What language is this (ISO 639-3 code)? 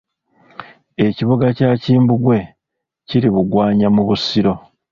lug